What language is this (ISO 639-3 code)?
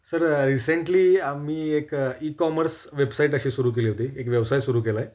mar